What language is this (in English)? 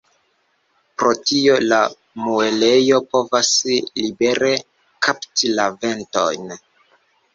Esperanto